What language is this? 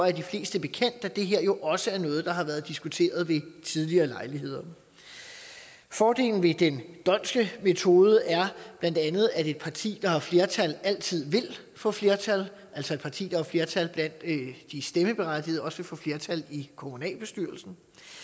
Danish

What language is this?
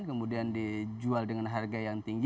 Indonesian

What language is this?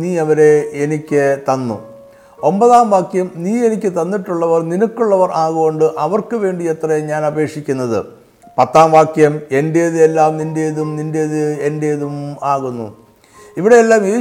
Malayalam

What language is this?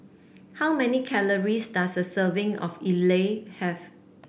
English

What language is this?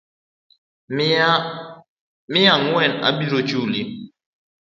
Luo (Kenya and Tanzania)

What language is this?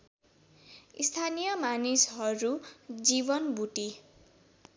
Nepali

